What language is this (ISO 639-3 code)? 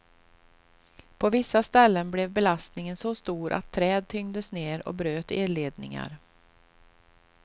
swe